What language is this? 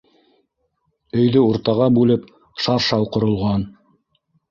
Bashkir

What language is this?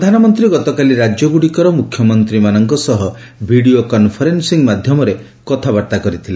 Odia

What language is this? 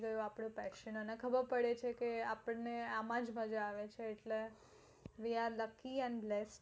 Gujarati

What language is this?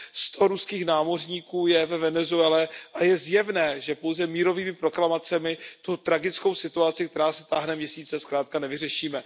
Czech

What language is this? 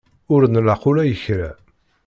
Kabyle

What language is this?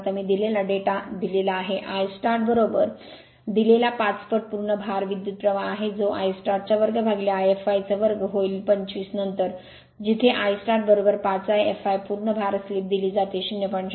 Marathi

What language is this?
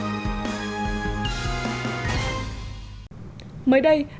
Vietnamese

